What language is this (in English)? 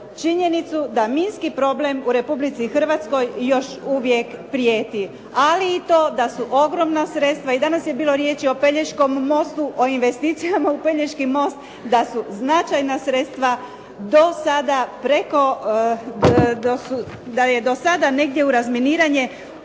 Croatian